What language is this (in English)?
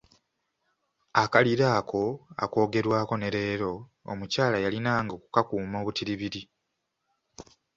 Ganda